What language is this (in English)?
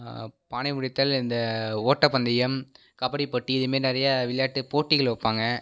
Tamil